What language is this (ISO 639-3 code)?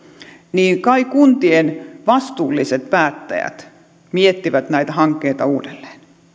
fin